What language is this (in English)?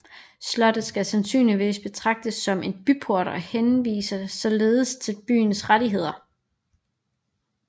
Danish